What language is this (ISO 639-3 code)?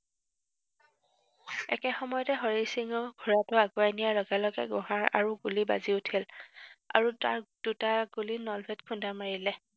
asm